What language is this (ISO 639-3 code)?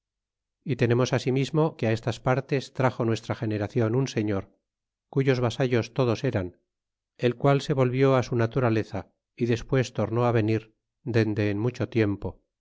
spa